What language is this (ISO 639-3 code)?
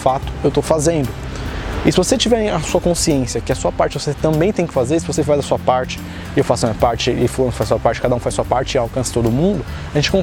por